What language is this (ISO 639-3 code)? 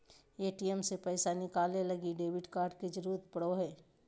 mag